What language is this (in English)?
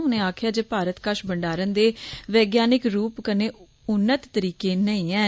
Dogri